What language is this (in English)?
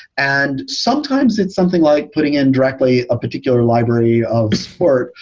English